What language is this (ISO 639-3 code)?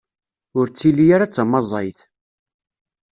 kab